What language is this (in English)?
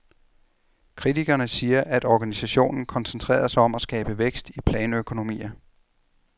Danish